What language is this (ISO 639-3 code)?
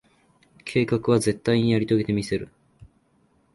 jpn